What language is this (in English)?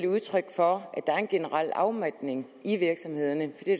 Danish